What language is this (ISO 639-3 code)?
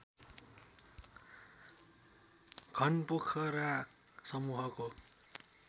nep